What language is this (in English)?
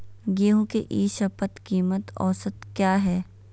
Magahi